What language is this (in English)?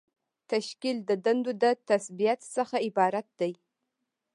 Pashto